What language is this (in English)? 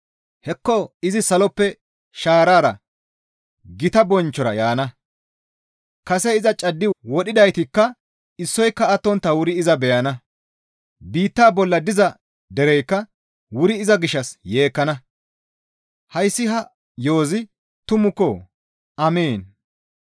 Gamo